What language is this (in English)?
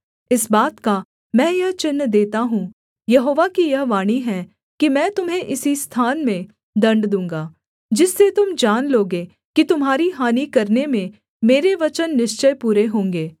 Hindi